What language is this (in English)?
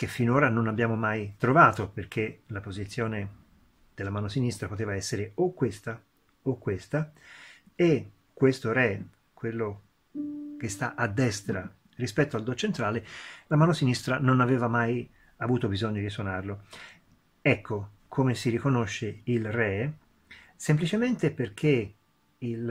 Italian